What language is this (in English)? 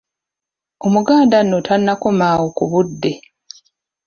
Ganda